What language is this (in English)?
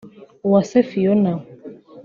Kinyarwanda